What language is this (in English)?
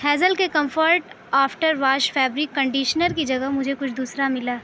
Urdu